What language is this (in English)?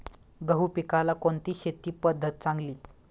Marathi